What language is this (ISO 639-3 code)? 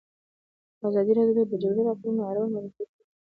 pus